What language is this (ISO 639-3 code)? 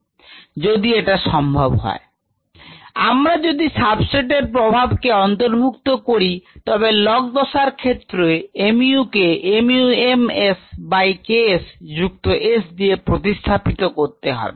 ben